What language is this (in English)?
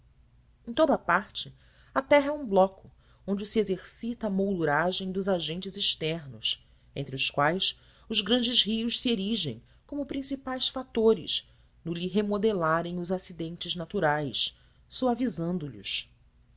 Portuguese